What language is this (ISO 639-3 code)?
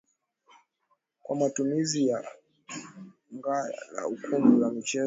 swa